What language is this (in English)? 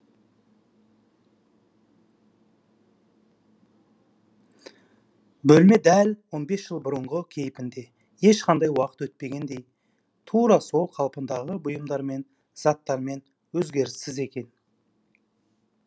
Kazakh